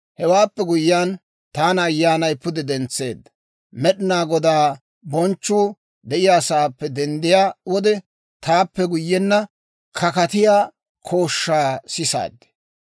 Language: Dawro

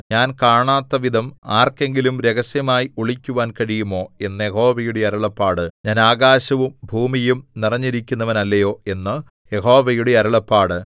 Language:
Malayalam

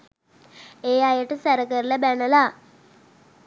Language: Sinhala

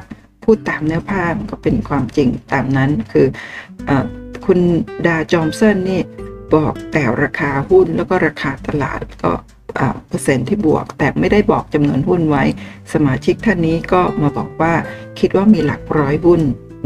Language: Thai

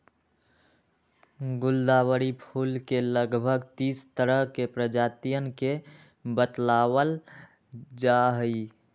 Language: Magahi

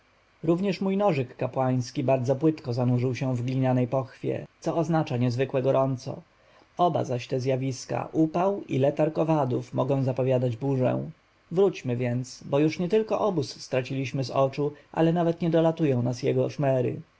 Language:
Polish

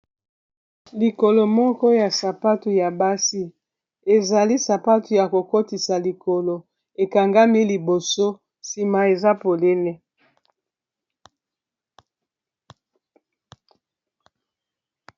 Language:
Lingala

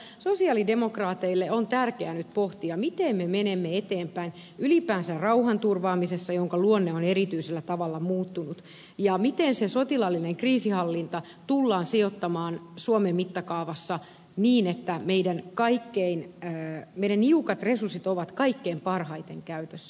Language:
Finnish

